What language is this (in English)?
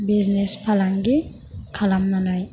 Bodo